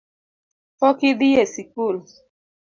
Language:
Luo (Kenya and Tanzania)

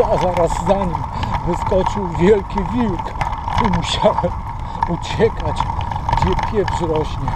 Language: Polish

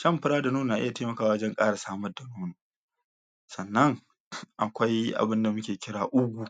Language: Hausa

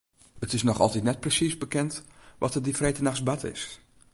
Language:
Western Frisian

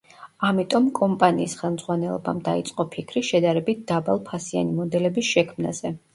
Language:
Georgian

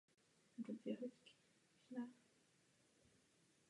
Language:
Czech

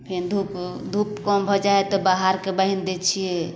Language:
Maithili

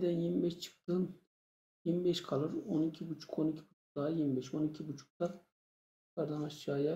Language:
Turkish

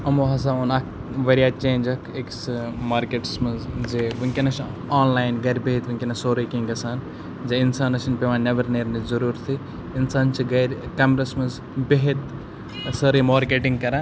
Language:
Kashmiri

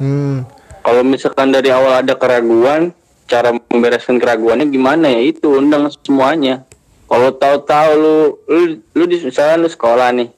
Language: Indonesian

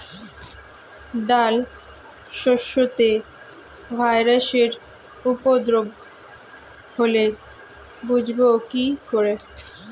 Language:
Bangla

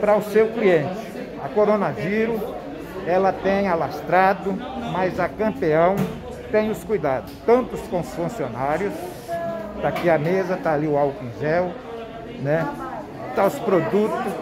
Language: Portuguese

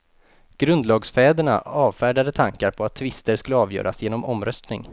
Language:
Swedish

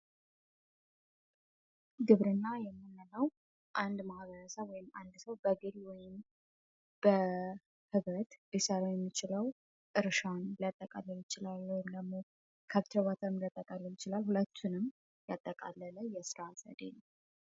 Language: Amharic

